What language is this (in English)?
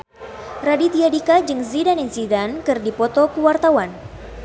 Sundanese